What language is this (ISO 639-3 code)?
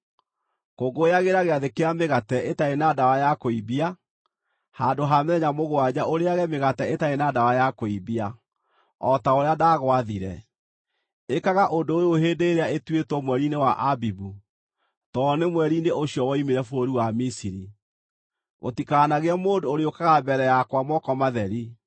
kik